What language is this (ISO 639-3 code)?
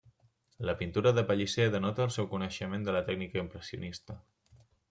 cat